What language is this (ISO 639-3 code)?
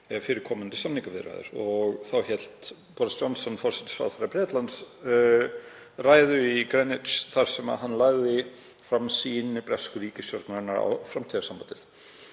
isl